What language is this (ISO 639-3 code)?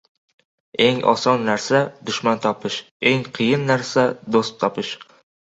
uzb